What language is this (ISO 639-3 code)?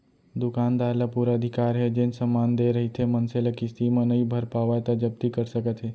hne